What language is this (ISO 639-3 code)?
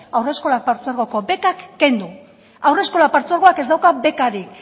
eus